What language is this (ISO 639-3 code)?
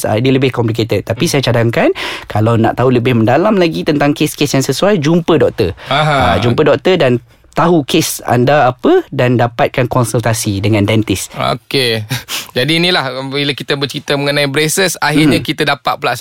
msa